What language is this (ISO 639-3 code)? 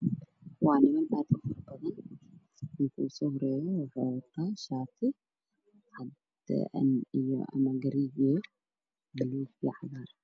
som